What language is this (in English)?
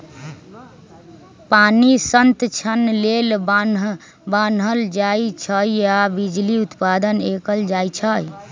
Magahi